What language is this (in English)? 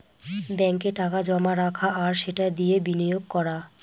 Bangla